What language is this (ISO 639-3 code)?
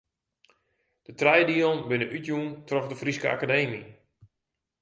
fry